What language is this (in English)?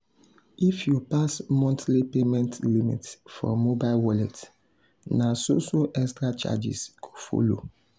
Nigerian Pidgin